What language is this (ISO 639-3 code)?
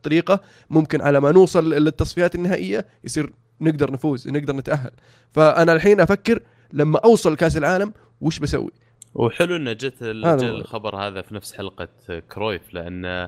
ara